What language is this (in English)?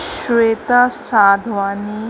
Sindhi